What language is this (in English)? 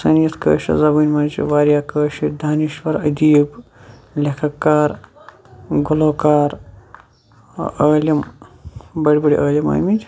Kashmiri